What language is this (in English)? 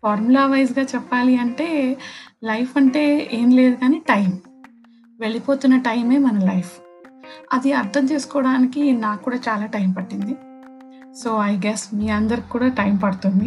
Telugu